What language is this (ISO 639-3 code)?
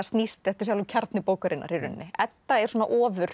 isl